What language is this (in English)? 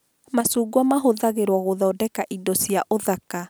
Kikuyu